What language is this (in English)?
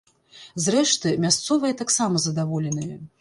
Belarusian